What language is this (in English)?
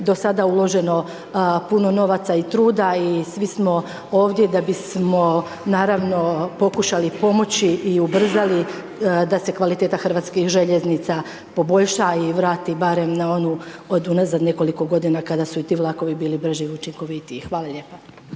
Croatian